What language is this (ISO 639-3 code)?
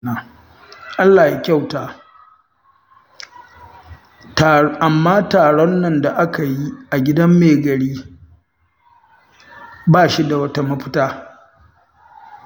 hau